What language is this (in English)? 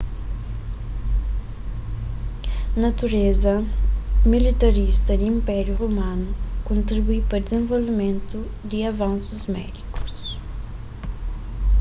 Kabuverdianu